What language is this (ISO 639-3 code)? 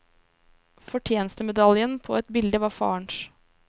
nor